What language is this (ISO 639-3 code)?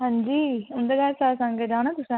doi